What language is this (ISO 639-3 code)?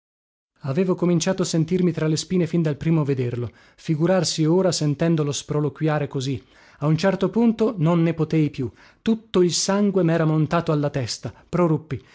ita